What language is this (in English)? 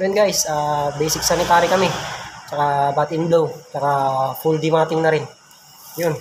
Filipino